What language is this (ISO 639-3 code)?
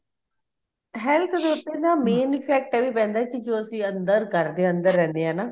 pan